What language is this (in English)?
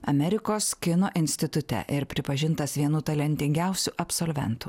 Lithuanian